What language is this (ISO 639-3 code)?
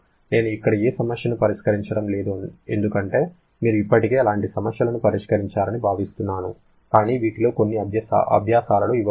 tel